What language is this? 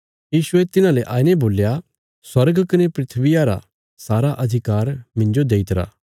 Bilaspuri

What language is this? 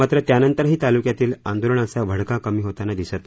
Marathi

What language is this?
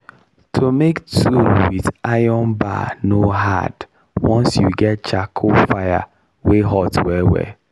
Nigerian Pidgin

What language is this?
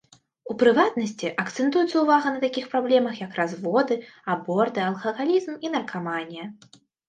Belarusian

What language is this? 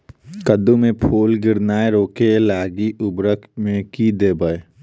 Maithili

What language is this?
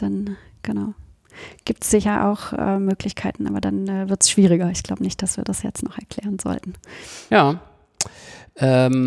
German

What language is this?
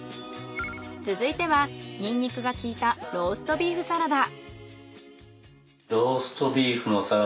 Japanese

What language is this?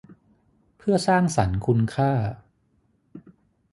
Thai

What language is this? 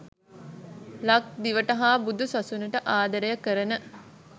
Sinhala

